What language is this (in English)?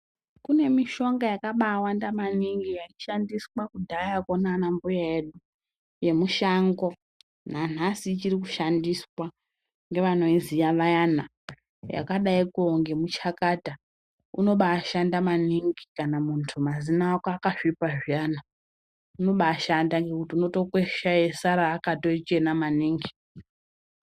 Ndau